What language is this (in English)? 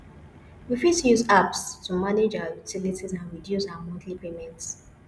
Nigerian Pidgin